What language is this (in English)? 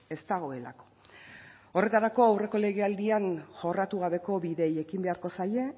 Basque